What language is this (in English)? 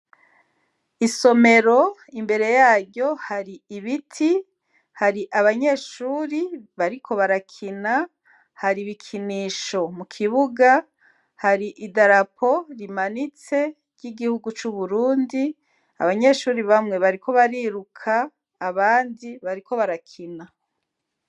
Rundi